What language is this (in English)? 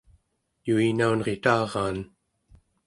Central Yupik